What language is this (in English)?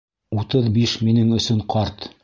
Bashkir